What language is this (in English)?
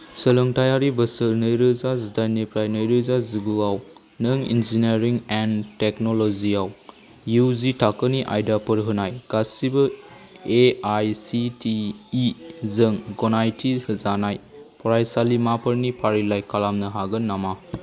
Bodo